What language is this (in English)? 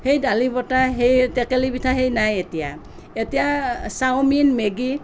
Assamese